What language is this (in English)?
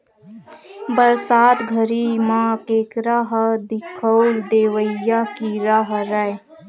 Chhattisgarhi